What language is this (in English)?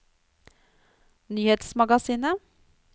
Norwegian